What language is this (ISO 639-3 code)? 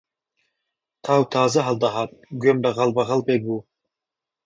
ckb